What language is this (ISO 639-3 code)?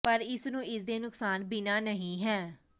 pan